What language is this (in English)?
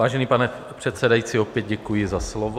Czech